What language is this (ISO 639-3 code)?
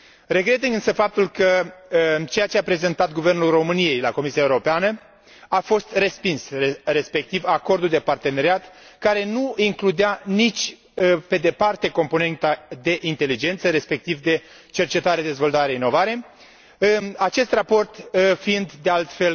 ron